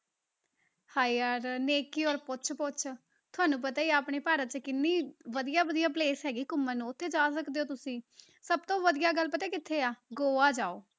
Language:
Punjabi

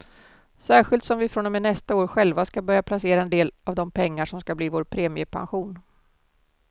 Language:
Swedish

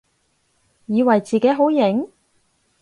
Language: Cantonese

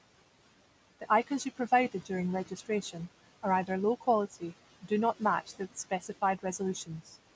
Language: English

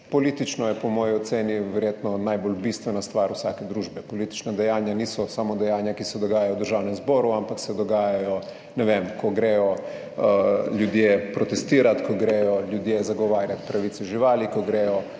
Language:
Slovenian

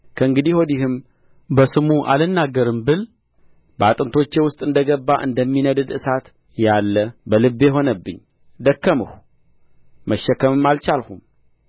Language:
Amharic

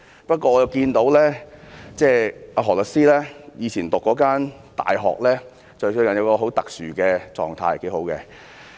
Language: Cantonese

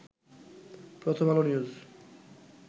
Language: Bangla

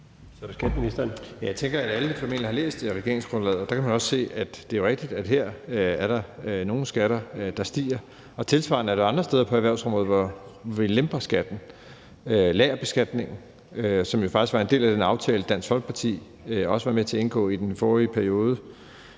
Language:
Danish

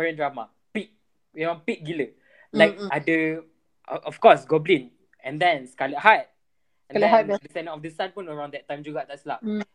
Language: Malay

